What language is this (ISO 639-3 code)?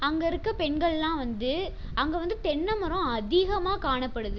tam